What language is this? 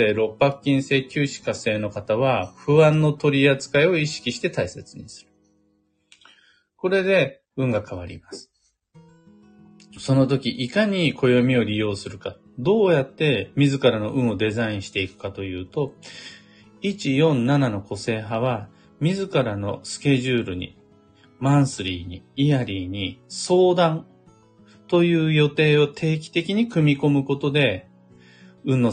Japanese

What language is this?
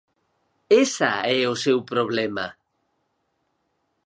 Galician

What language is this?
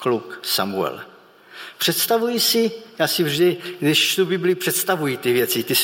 Czech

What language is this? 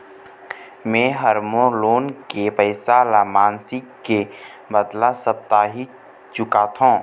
Chhattisgarhi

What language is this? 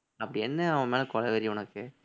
Tamil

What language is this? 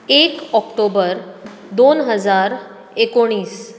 Konkani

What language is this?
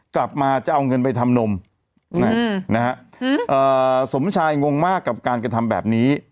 Thai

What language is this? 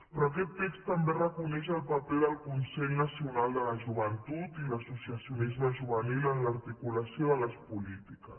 Catalan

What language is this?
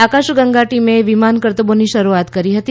Gujarati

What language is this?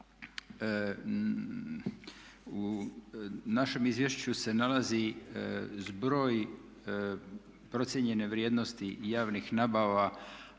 Croatian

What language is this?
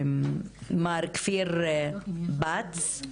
Hebrew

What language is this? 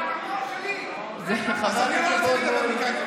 Hebrew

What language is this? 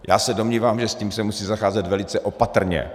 Czech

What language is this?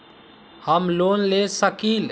Magahi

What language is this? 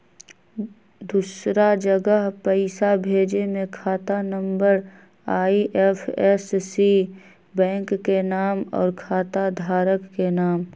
Magahi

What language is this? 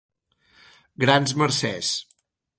Catalan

